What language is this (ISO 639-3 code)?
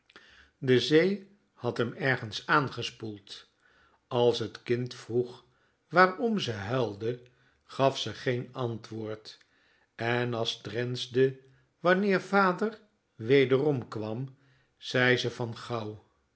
nld